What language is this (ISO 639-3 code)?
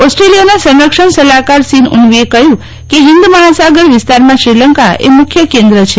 guj